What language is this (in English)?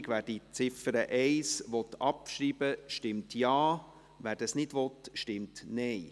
Swiss German